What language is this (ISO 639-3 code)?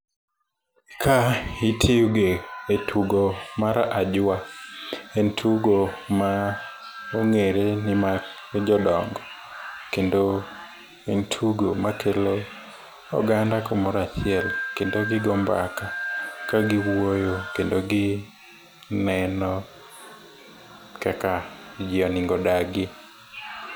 luo